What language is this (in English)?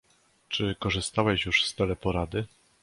Polish